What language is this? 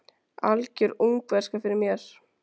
Icelandic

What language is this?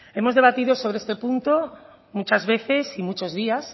Spanish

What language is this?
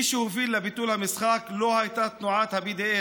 Hebrew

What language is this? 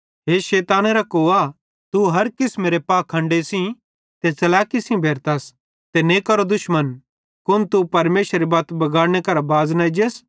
Bhadrawahi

